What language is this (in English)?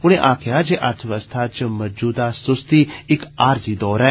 Dogri